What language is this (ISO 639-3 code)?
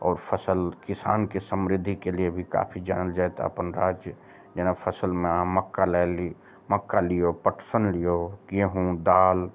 mai